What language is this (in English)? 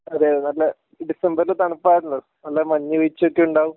Malayalam